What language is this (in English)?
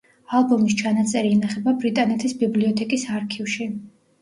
Georgian